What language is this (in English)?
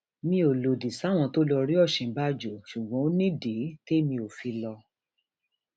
Yoruba